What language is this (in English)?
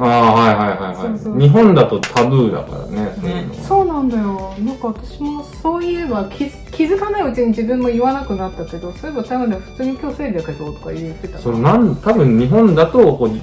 Japanese